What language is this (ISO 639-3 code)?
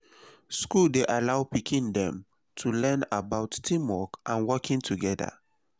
pcm